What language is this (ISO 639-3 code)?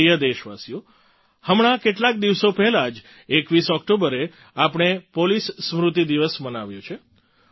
guj